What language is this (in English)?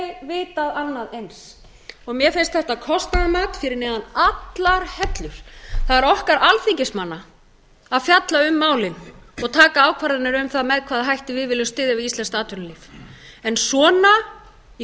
Icelandic